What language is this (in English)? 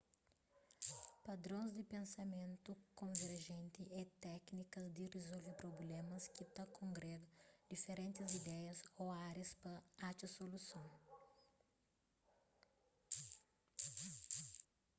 Kabuverdianu